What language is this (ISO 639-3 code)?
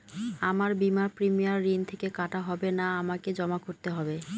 ben